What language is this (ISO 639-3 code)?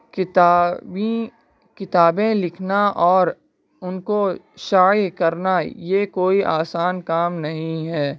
urd